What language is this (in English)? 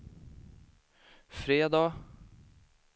Swedish